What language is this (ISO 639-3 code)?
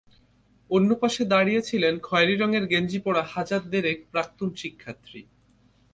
ben